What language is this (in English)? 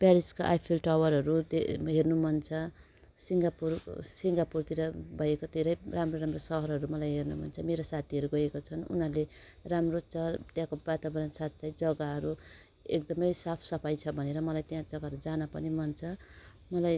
Nepali